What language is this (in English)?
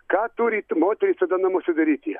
Lithuanian